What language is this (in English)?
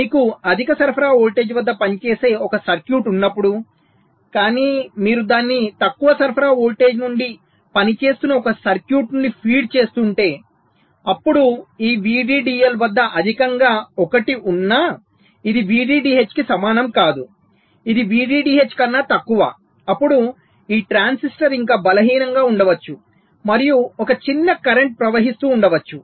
Telugu